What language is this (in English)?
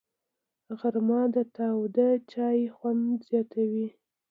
Pashto